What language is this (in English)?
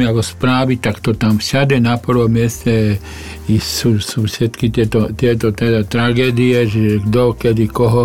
Slovak